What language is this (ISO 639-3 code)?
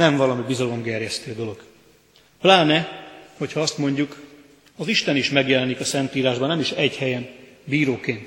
hun